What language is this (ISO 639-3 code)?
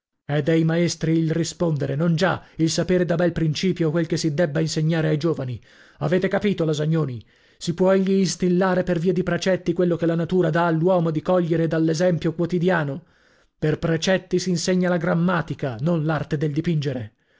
ita